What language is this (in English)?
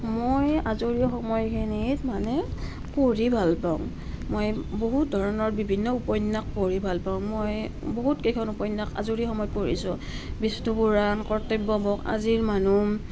Assamese